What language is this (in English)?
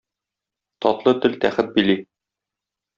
Tatar